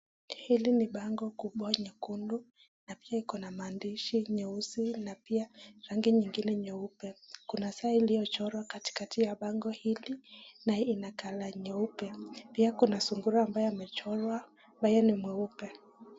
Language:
Swahili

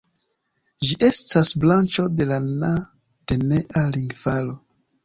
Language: Esperanto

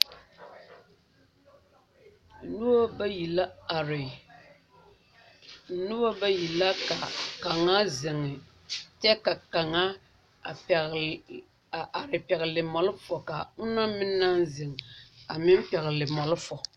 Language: Southern Dagaare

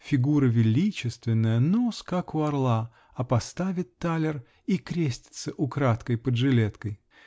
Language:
Russian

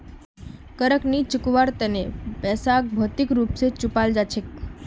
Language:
Magahi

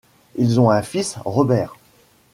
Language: French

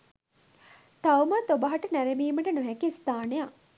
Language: Sinhala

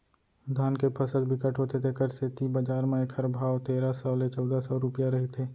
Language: Chhattisgarhi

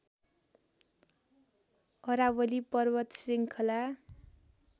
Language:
Nepali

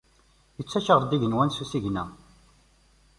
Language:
Kabyle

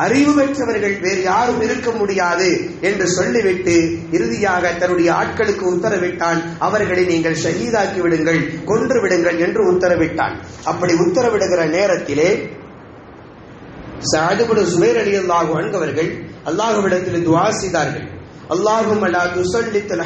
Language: Arabic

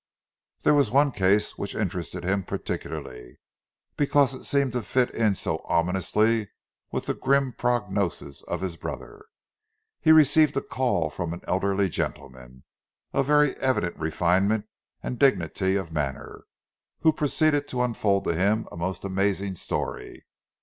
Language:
English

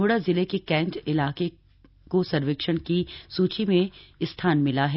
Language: Hindi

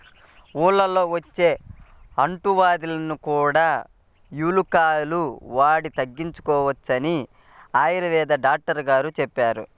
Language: Telugu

